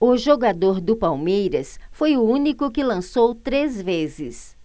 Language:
Portuguese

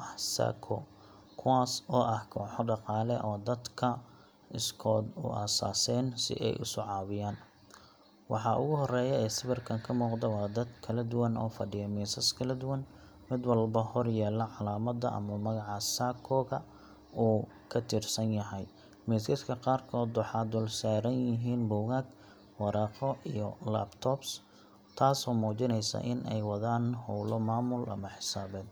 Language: Somali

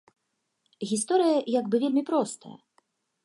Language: Belarusian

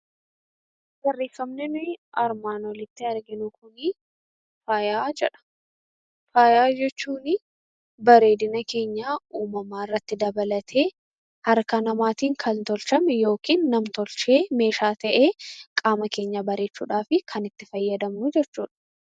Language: Oromo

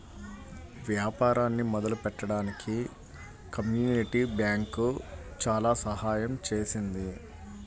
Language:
Telugu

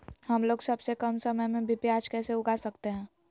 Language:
Magahi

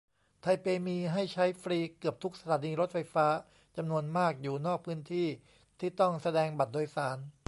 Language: Thai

